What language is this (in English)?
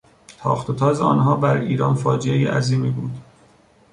Persian